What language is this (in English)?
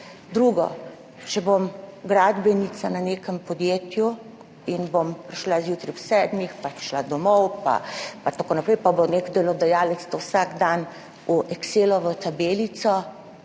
Slovenian